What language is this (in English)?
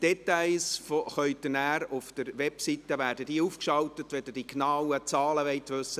Swiss German